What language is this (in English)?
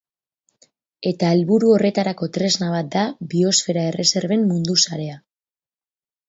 Basque